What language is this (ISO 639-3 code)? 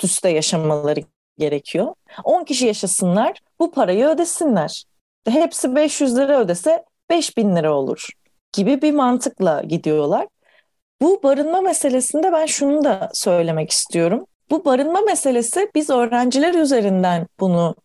tur